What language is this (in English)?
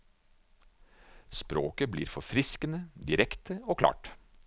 Norwegian